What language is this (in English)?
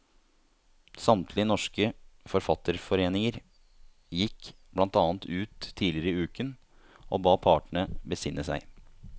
Norwegian